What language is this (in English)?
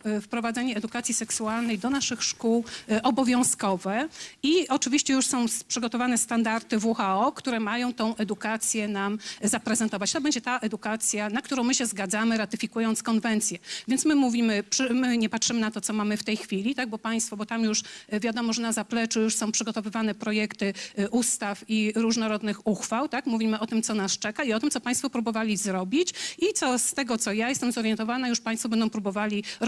Polish